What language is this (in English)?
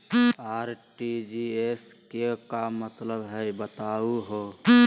Magahi